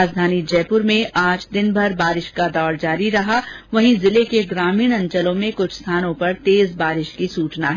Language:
Hindi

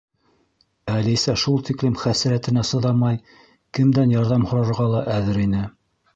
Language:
Bashkir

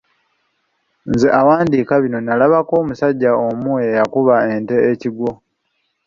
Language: Ganda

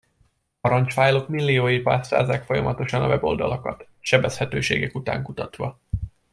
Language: Hungarian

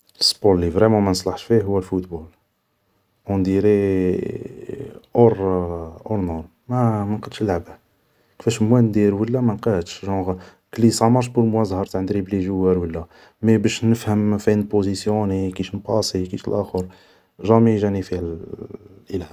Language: Algerian Arabic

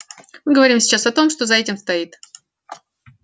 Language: Russian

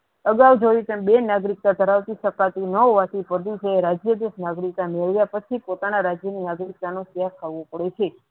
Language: Gujarati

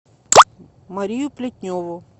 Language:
Russian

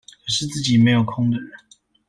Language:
Chinese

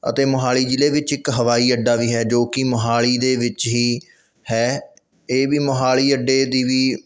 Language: Punjabi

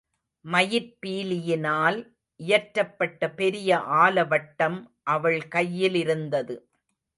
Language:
Tamil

